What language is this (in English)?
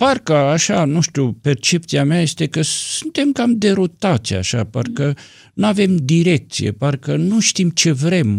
Romanian